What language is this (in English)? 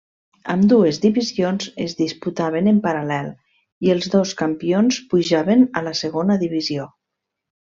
Catalan